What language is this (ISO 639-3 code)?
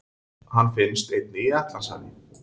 isl